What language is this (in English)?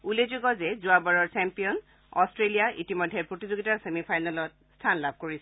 Assamese